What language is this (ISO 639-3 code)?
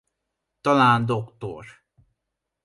hun